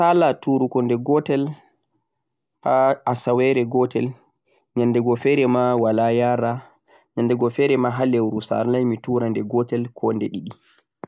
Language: Central-Eastern Niger Fulfulde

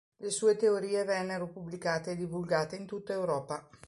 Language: Italian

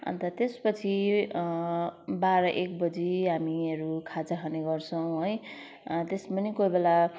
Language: Nepali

